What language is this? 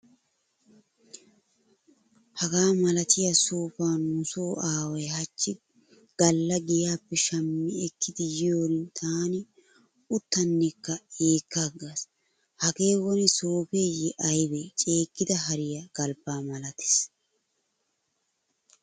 Wolaytta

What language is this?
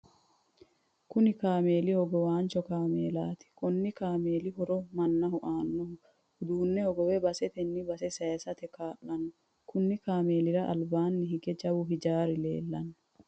Sidamo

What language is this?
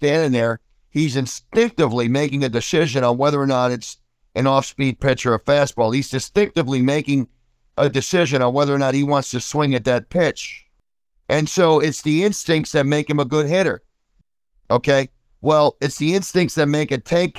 English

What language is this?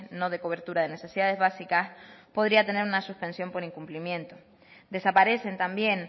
Spanish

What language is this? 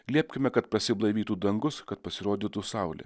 Lithuanian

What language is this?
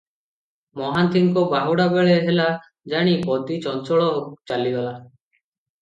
Odia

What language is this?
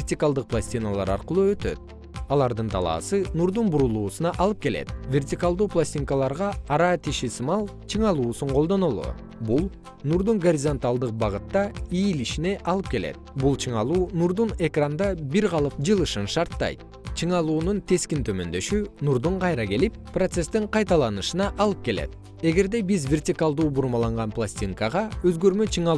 Kyrgyz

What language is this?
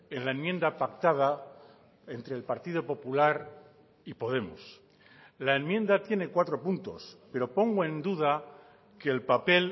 Spanish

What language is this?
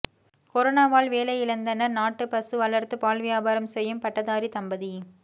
Tamil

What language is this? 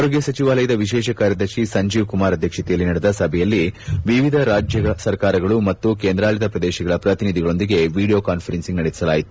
Kannada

